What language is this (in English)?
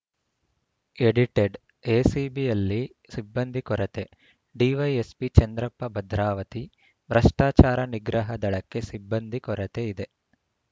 Kannada